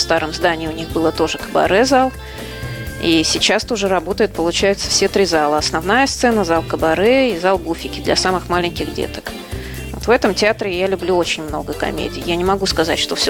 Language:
Russian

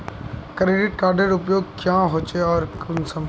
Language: Magahi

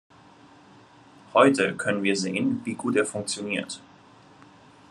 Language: German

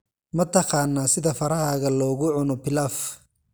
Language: Somali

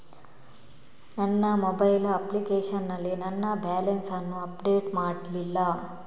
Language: Kannada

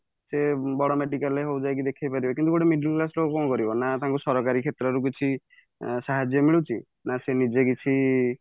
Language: Odia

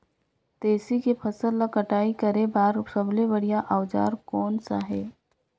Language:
Chhattisgarhi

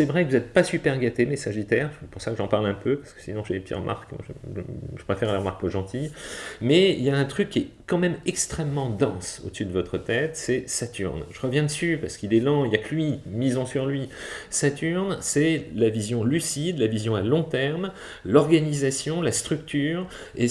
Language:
French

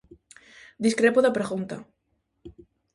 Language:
Galician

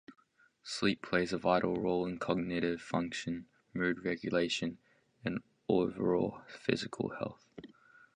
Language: English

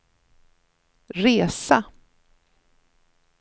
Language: Swedish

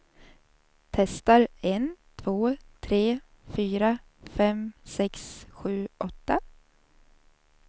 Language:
Swedish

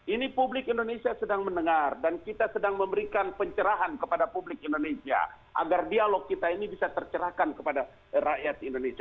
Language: Indonesian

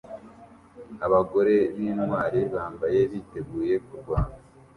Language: Kinyarwanda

